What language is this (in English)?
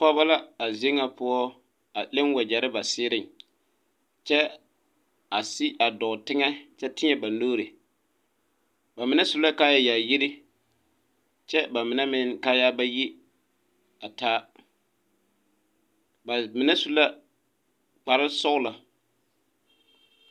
Southern Dagaare